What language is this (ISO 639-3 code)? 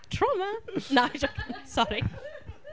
cym